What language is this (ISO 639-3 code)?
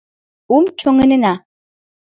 chm